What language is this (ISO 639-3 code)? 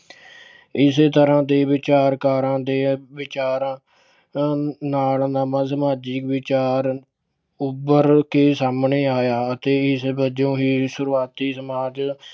pan